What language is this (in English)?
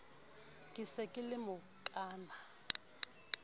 Southern Sotho